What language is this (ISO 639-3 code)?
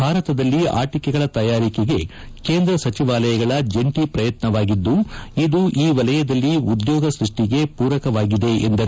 kan